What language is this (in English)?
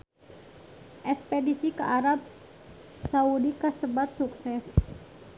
Sundanese